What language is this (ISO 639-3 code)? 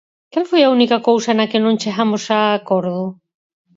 glg